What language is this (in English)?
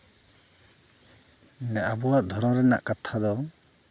Santali